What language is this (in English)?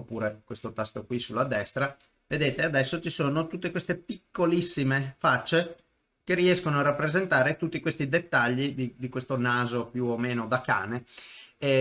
Italian